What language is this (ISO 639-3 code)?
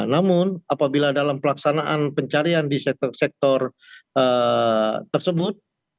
ind